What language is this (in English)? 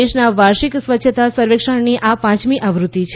Gujarati